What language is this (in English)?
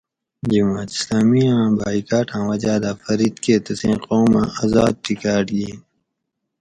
Gawri